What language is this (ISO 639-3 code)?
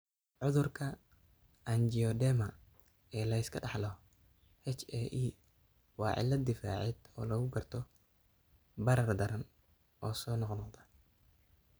som